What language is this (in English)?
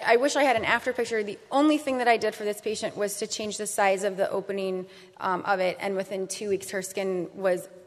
English